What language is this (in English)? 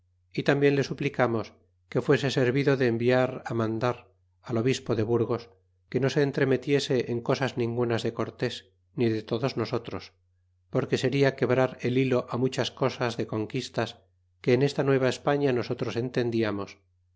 Spanish